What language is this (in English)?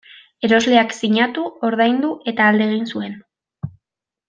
Basque